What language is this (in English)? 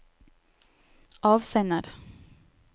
Norwegian